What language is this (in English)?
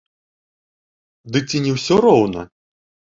Belarusian